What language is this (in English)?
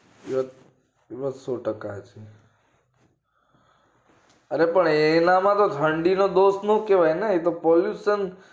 Gujarati